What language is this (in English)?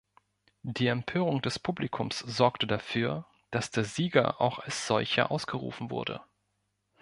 German